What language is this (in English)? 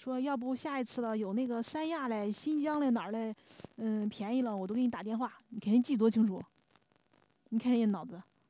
Chinese